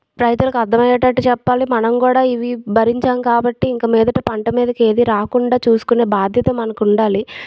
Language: Telugu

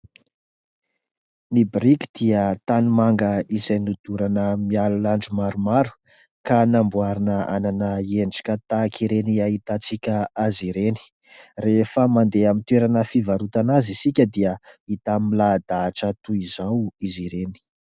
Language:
Malagasy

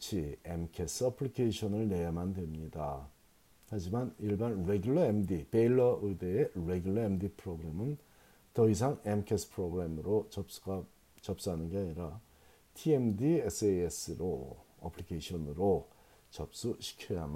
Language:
Korean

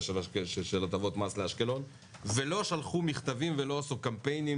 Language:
Hebrew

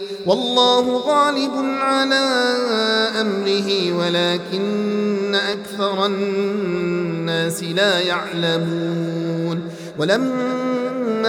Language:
Arabic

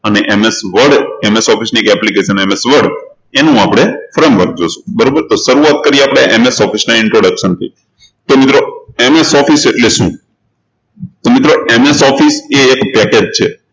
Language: Gujarati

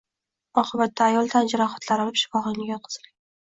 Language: Uzbek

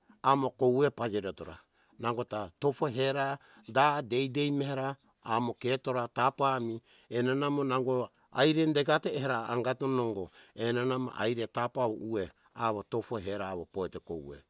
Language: Hunjara-Kaina Ke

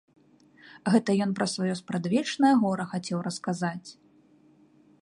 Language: Belarusian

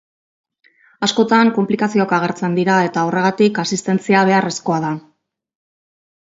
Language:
Basque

